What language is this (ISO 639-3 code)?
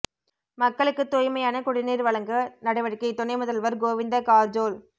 tam